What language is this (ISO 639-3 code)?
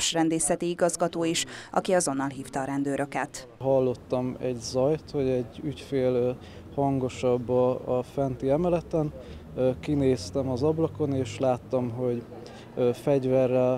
hun